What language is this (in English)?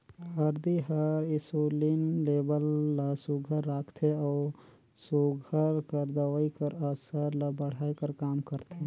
Chhattisgarhi